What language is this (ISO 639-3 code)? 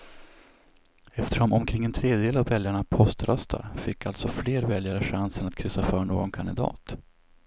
swe